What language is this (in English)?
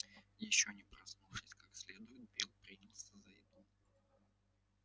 Russian